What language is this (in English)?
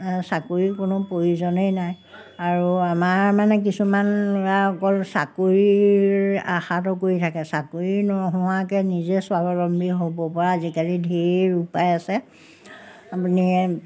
Assamese